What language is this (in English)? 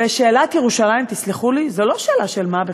Hebrew